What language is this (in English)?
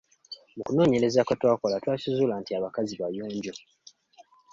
Ganda